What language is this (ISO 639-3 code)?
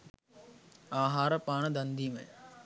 sin